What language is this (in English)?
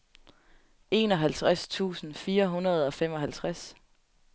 Danish